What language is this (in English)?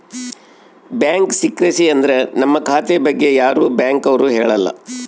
Kannada